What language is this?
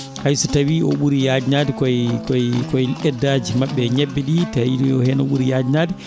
Fula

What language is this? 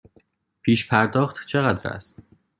Persian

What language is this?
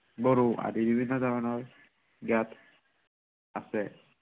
Assamese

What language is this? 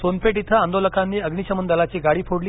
Marathi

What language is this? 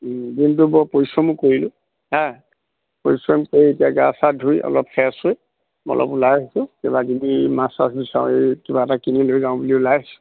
Assamese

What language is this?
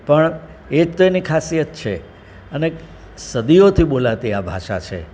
Gujarati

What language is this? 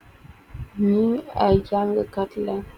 Wolof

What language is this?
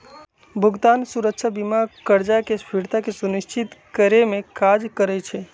Magahi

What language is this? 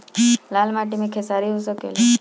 Bhojpuri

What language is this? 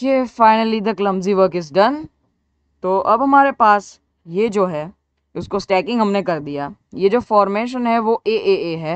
Hindi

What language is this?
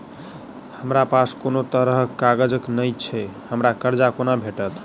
Maithili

